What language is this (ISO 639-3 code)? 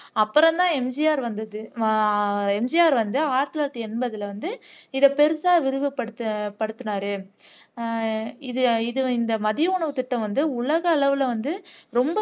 tam